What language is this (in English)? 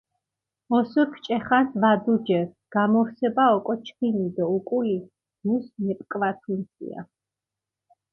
Mingrelian